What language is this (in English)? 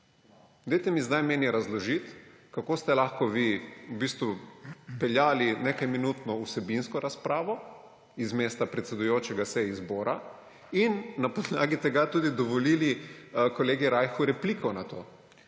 Slovenian